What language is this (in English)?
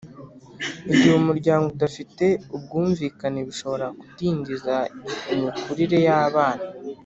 Kinyarwanda